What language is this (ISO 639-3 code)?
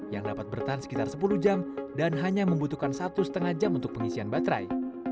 ind